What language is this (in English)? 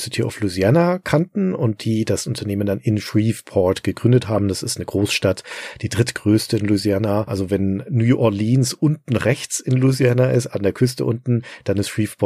German